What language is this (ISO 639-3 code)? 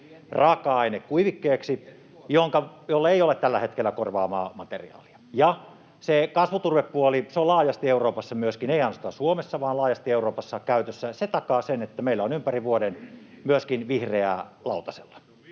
fin